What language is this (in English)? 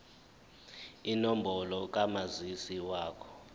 Zulu